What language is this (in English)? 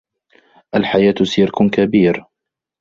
Arabic